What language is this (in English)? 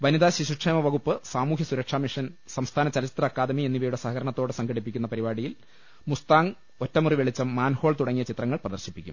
Malayalam